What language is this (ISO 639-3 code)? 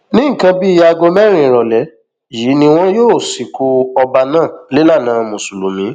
yor